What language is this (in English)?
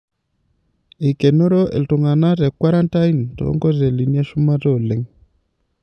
Masai